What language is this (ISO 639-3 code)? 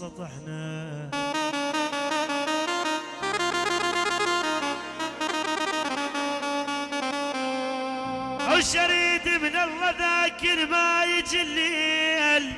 ara